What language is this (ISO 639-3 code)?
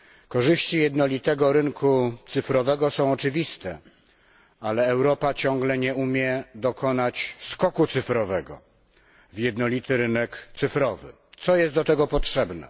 pol